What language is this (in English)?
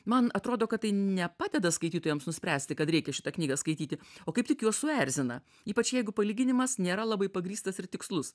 Lithuanian